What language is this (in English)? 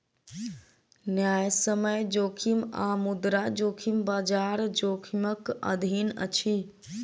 Maithili